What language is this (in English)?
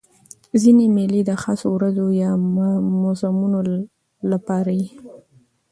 Pashto